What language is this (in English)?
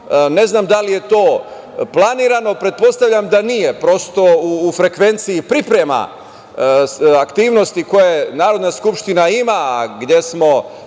Serbian